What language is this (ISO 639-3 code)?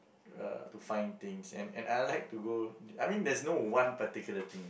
eng